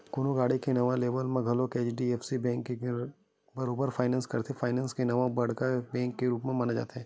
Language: Chhattisgarhi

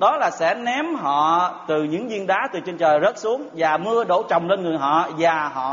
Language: Vietnamese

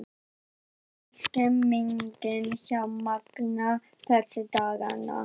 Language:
Icelandic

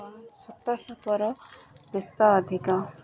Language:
Odia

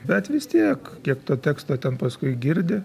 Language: Lithuanian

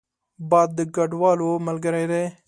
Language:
Pashto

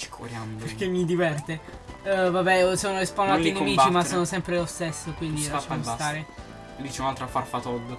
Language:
Italian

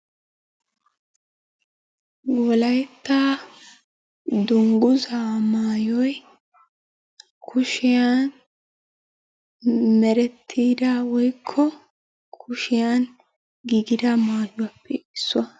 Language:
Wolaytta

